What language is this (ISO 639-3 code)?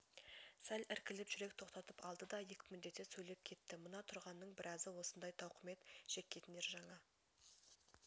kaz